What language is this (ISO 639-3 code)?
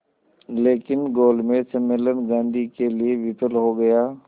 hin